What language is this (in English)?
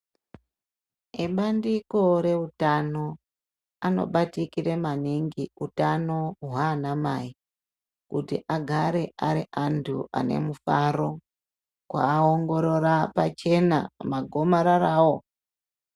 Ndau